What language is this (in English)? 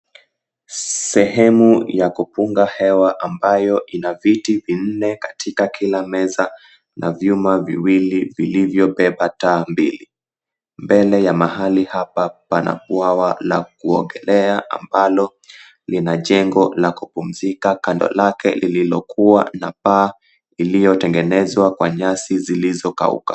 Swahili